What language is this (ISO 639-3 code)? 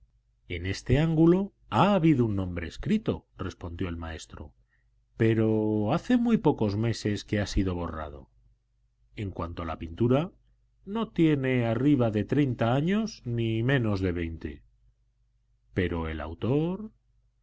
spa